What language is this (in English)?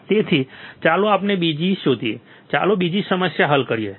Gujarati